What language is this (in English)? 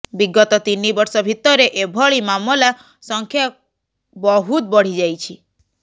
Odia